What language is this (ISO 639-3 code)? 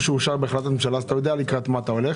heb